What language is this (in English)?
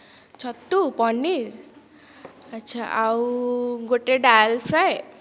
Odia